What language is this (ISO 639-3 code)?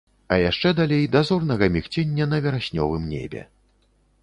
bel